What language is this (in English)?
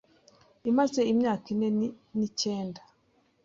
Kinyarwanda